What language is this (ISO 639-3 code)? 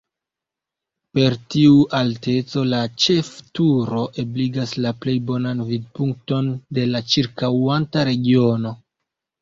epo